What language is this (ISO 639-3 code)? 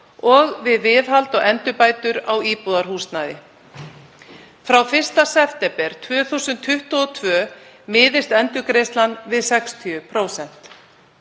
isl